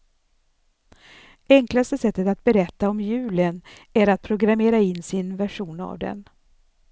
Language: Swedish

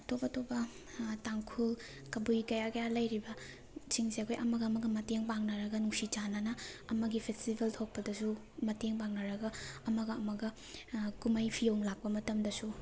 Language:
Manipuri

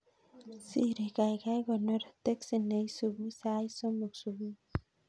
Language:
Kalenjin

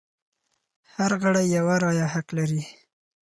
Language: Pashto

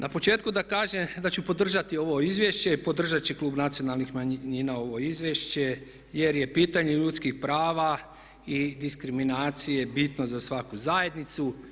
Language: Croatian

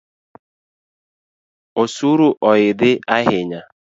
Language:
Luo (Kenya and Tanzania)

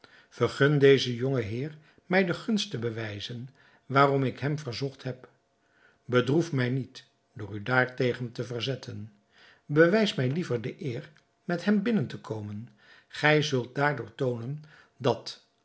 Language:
Dutch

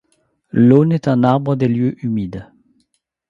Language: French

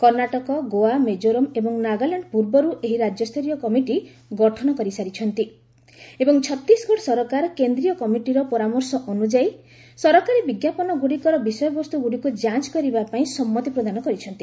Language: Odia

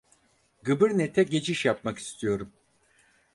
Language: Turkish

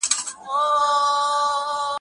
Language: Pashto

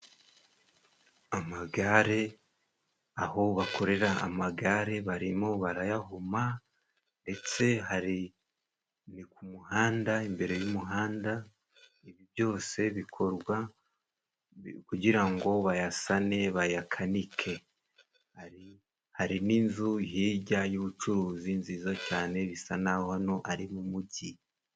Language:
Kinyarwanda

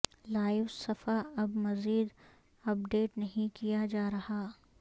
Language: Urdu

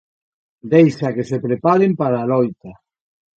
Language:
Galician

